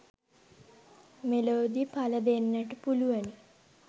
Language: Sinhala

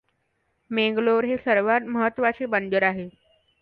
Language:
Marathi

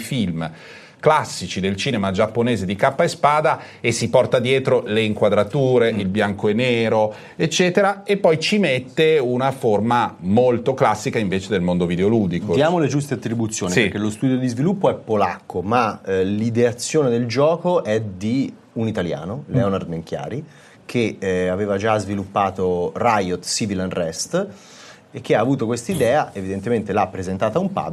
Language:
Italian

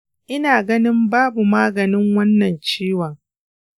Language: Hausa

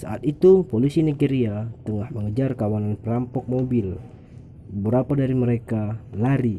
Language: Indonesian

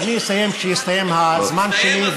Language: Hebrew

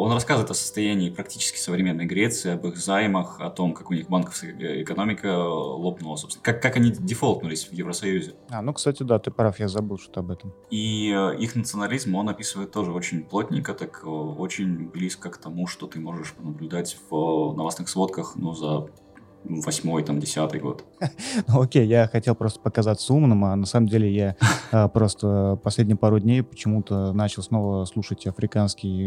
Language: Russian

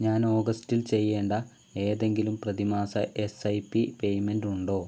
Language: Malayalam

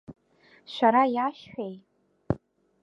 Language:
Abkhazian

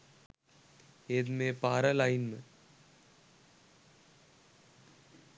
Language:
Sinhala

